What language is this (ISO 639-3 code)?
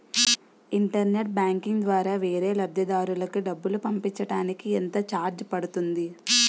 tel